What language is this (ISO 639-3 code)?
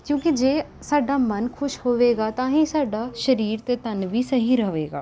pan